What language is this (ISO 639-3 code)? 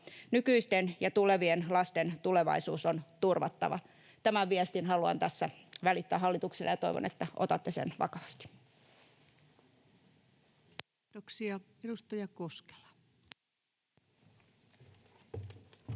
fin